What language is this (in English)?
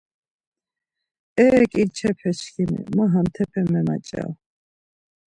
Laz